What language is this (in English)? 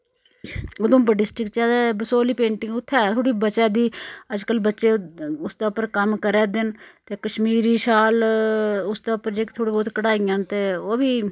Dogri